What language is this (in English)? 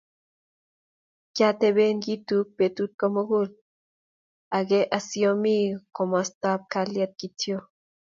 Kalenjin